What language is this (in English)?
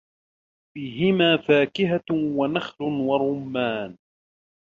Arabic